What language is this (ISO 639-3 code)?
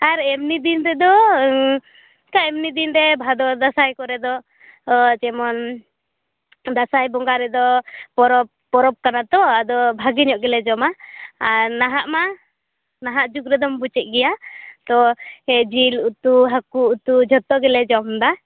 sat